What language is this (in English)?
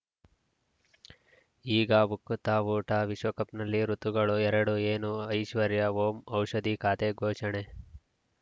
Kannada